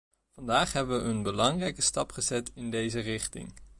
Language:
Dutch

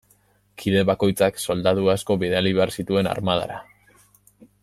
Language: Basque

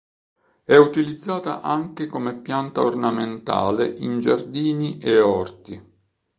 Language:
Italian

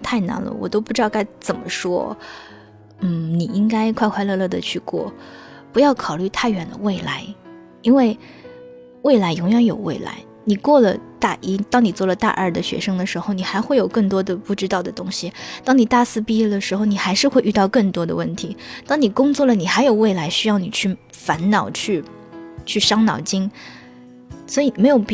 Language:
Chinese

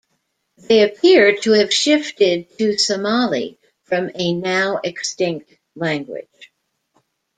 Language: English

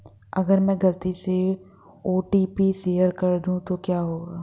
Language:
Hindi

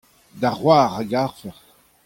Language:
Breton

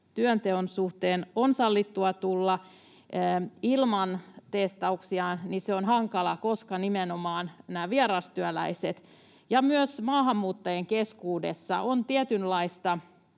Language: Finnish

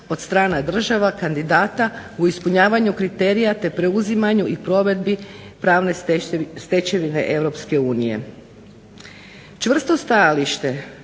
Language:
Croatian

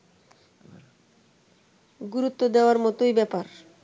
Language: Bangla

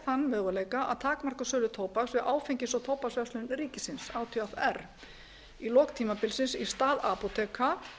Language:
Icelandic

